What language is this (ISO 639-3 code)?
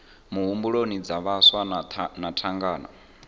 ven